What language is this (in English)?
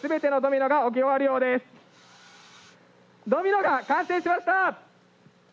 Japanese